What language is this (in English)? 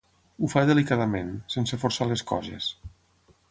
Catalan